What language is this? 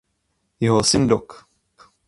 Czech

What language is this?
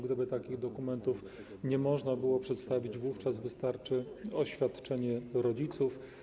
Polish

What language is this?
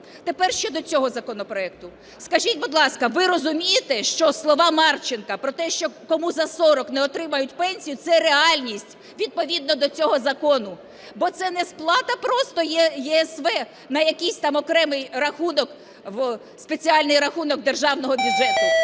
Ukrainian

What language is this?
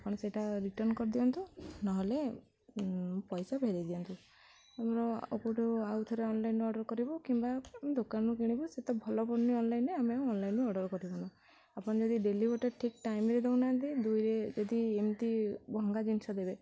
Odia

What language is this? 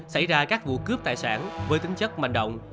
Vietnamese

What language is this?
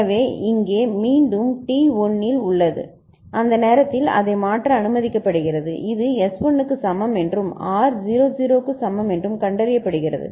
Tamil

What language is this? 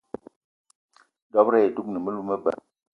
Eton (Cameroon)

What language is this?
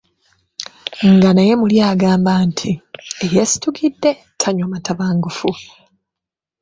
Ganda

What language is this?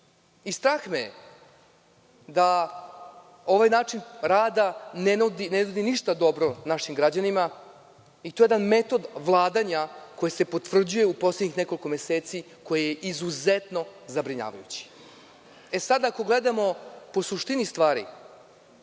Serbian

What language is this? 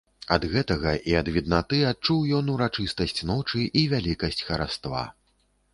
Belarusian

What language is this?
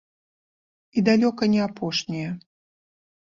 Belarusian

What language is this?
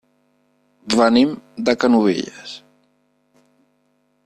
Catalan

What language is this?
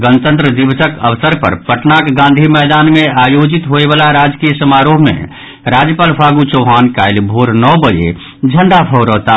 Maithili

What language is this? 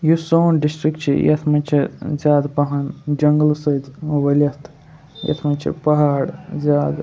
Kashmiri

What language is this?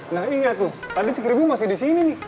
Indonesian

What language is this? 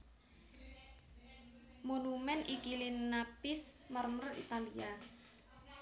Javanese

